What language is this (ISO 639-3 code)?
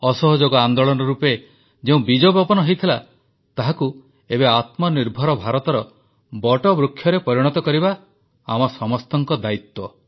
ori